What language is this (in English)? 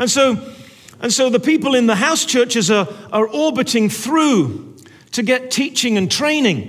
English